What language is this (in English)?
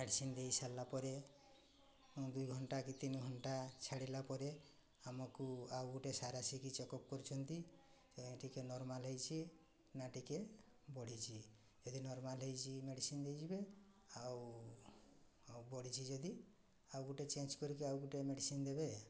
Odia